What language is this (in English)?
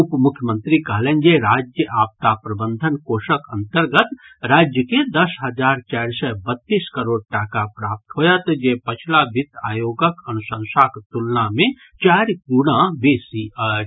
Maithili